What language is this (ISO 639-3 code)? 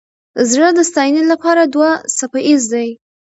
pus